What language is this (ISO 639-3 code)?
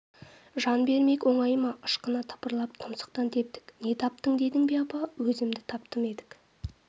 kaz